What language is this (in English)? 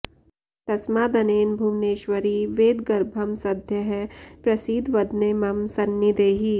Sanskrit